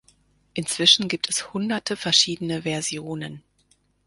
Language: German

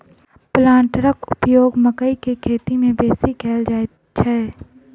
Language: Maithili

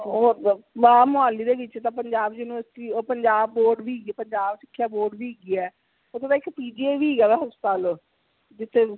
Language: Punjabi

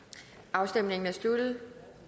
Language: Danish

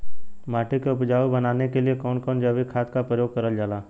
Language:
Bhojpuri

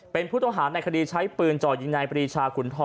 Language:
Thai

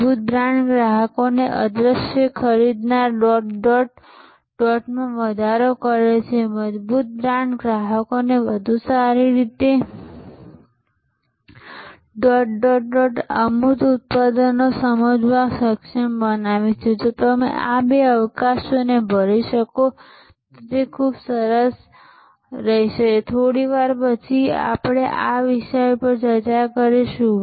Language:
Gujarati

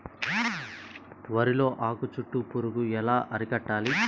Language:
Telugu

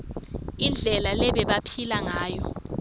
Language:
Swati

